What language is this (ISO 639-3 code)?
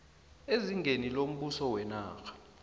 nbl